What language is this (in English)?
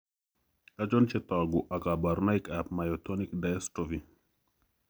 Kalenjin